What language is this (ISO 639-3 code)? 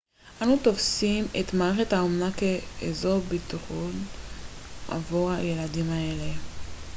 heb